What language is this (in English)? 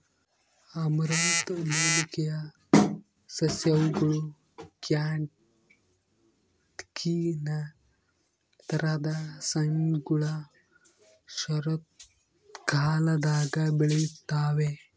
Kannada